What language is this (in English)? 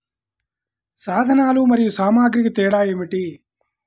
Telugu